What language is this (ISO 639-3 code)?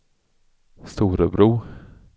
swe